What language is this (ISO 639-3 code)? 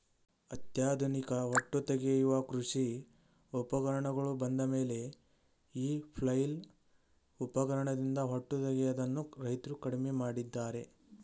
kan